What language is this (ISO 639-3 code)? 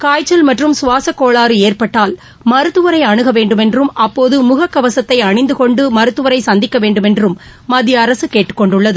tam